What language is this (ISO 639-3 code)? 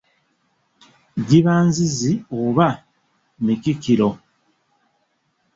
lug